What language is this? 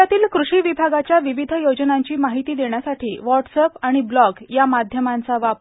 Marathi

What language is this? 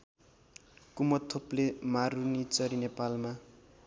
Nepali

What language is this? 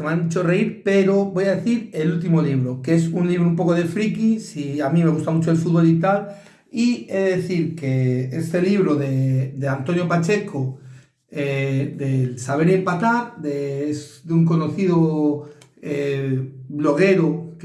Spanish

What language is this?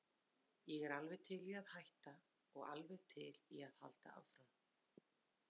Icelandic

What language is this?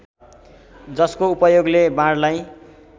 Nepali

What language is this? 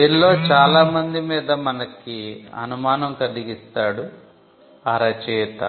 Telugu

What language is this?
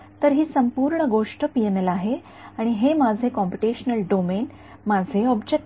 Marathi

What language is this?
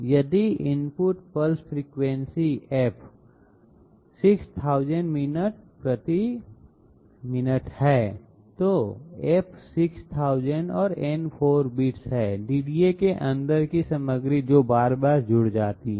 Hindi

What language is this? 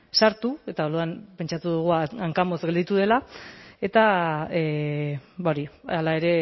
Basque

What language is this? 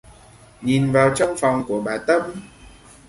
Vietnamese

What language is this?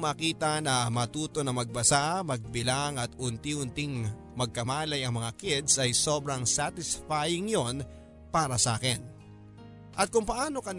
Filipino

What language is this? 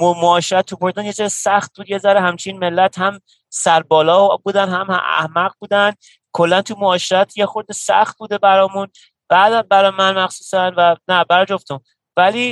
Persian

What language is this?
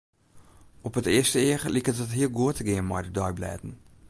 Western Frisian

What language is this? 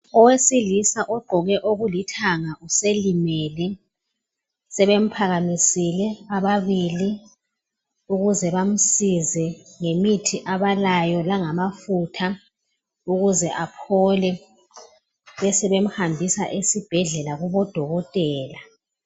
North Ndebele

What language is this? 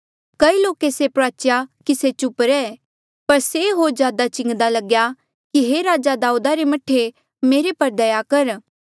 Mandeali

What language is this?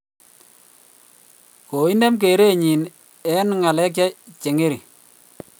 Kalenjin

